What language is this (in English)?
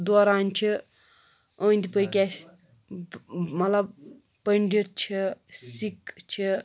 Kashmiri